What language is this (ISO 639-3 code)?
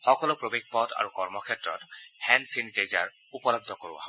asm